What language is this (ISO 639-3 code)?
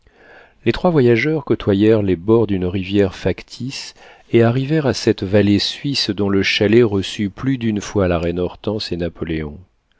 fra